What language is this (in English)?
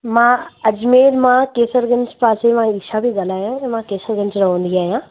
Sindhi